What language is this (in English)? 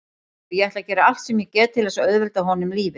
Icelandic